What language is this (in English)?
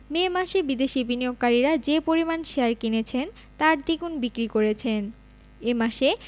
Bangla